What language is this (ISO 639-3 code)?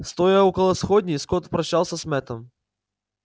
rus